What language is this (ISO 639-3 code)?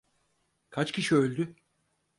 tur